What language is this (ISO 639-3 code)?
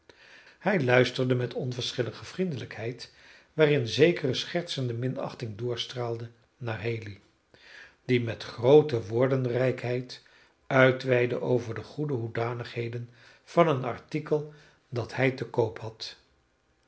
nld